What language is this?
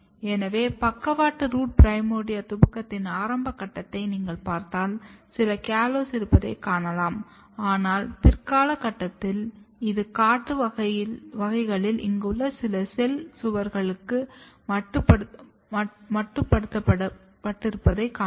Tamil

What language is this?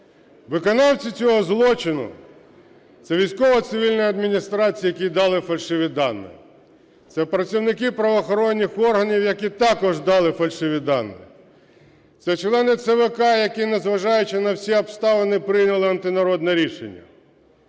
Ukrainian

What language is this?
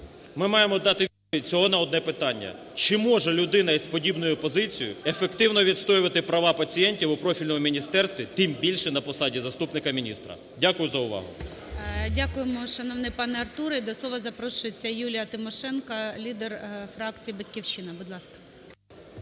Ukrainian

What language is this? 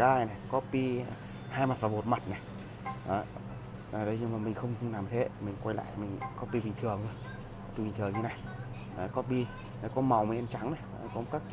Vietnamese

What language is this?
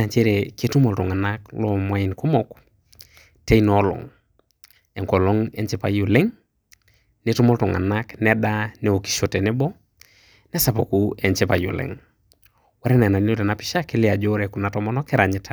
Masai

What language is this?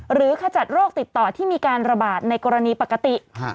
Thai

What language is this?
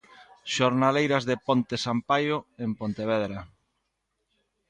Galician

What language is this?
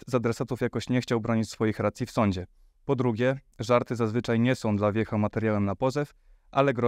Polish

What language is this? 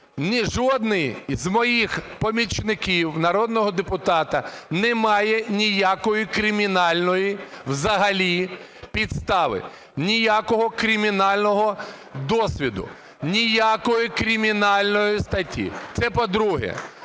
Ukrainian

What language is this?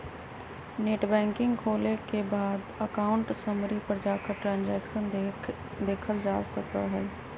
Magahi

